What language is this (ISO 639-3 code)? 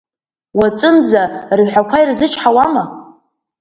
abk